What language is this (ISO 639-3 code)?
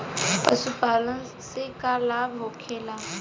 bho